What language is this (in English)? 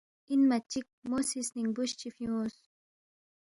Balti